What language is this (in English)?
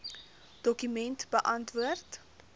Afrikaans